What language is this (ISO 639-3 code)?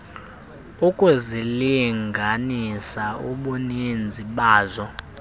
xho